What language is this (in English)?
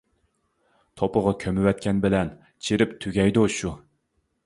Uyghur